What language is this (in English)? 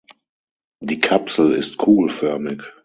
German